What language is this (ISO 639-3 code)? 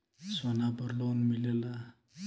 bho